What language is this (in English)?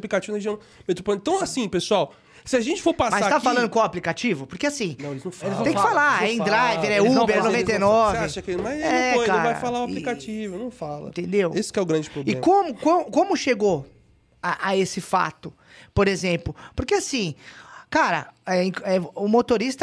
Portuguese